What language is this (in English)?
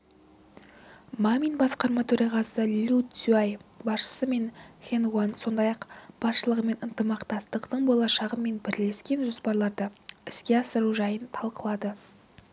Kazakh